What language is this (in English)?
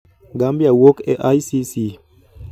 Luo (Kenya and Tanzania)